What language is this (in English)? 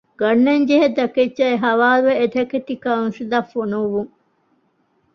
Divehi